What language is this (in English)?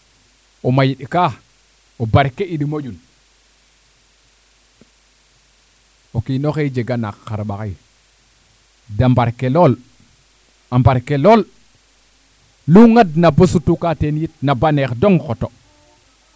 Serer